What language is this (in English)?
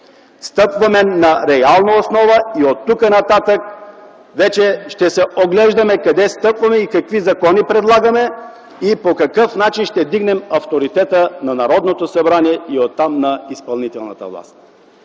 Bulgarian